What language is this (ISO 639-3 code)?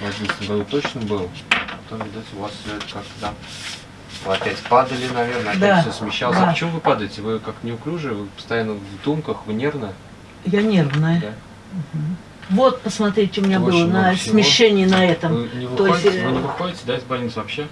rus